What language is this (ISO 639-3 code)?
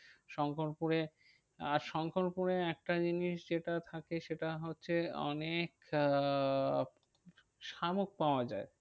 ben